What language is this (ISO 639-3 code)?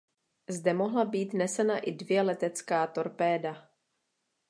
ces